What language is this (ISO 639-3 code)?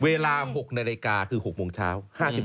tha